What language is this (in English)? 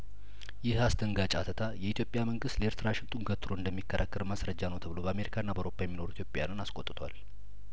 Amharic